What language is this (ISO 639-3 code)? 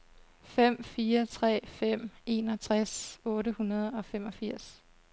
dan